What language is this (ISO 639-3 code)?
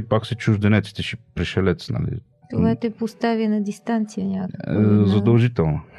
bul